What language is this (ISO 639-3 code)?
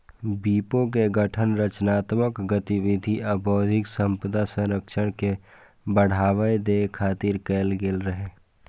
mai